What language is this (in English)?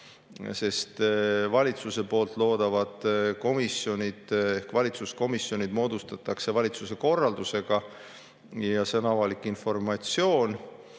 Estonian